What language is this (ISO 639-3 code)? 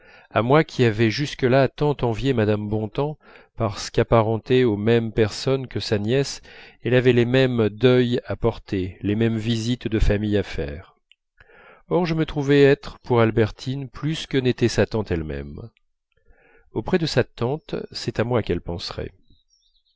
fra